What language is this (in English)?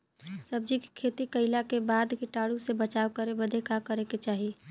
Bhojpuri